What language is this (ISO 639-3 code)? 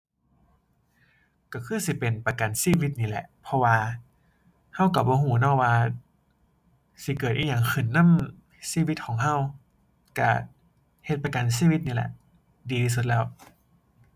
tha